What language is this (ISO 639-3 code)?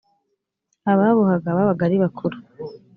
kin